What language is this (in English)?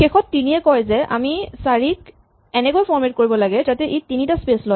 Assamese